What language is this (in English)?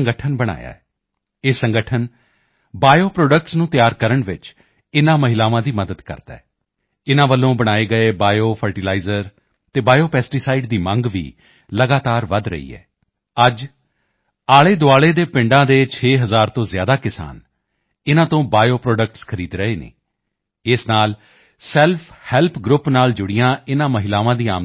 Punjabi